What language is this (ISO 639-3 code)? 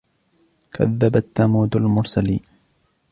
ara